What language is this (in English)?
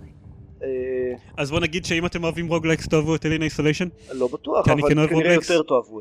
Hebrew